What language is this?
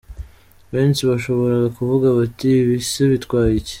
Kinyarwanda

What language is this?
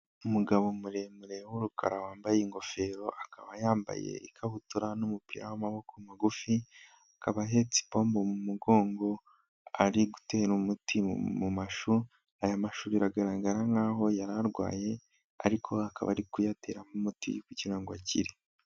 Kinyarwanda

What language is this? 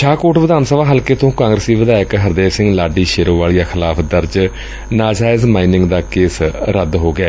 Punjabi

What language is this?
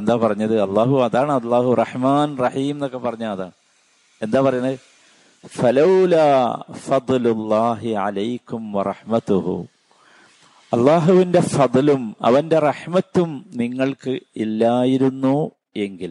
Malayalam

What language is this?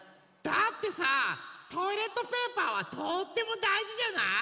Japanese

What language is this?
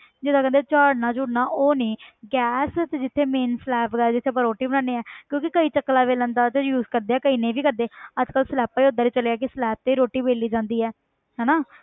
Punjabi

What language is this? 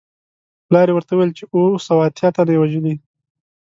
Pashto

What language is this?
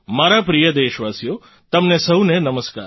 Gujarati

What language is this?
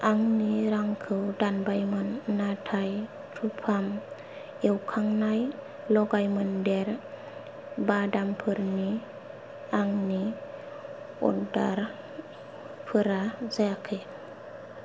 Bodo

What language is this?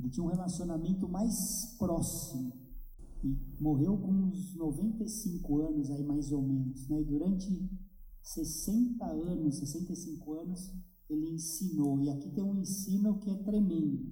Portuguese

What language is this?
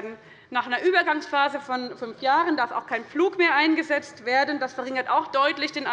German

